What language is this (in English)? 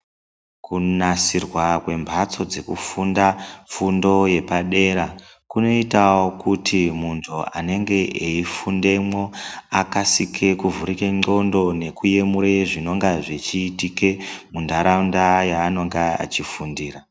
Ndau